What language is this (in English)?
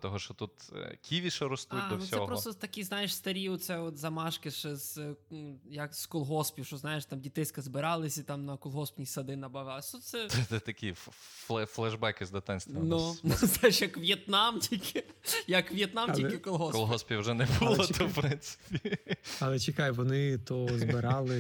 Ukrainian